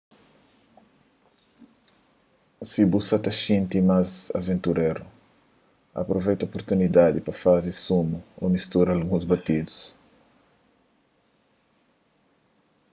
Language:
Kabuverdianu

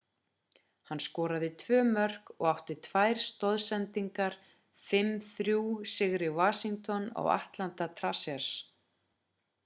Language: Icelandic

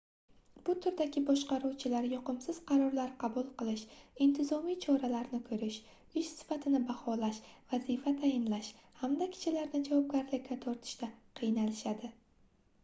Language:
Uzbek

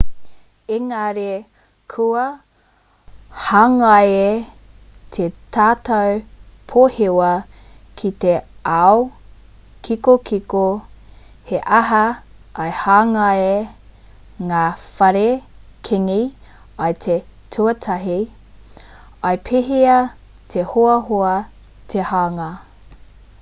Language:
Māori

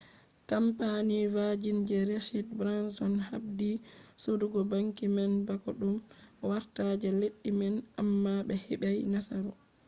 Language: Fula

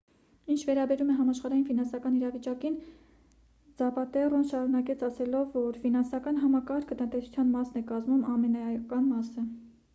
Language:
Armenian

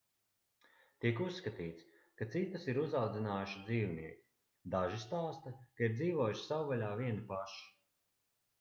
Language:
Latvian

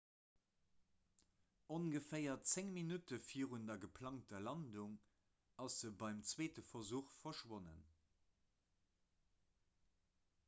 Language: Luxembourgish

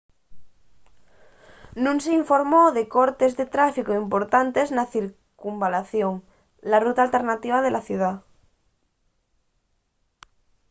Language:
Asturian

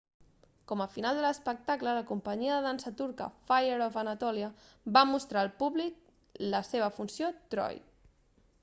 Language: Catalan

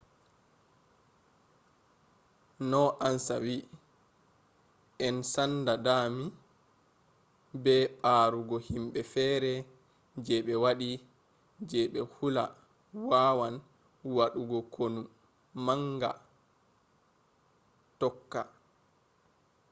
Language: Fula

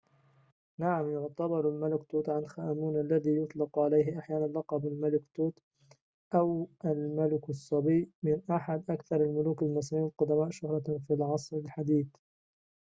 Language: Arabic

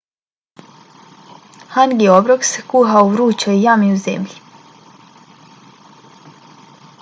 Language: Bosnian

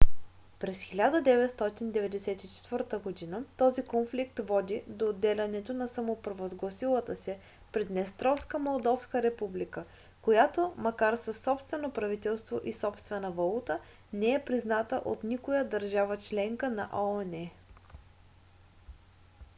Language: Bulgarian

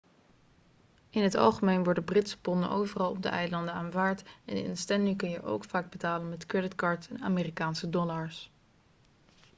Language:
Dutch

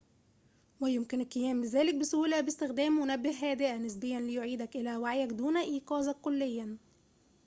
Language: Arabic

